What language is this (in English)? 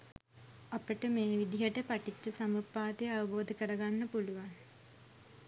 Sinhala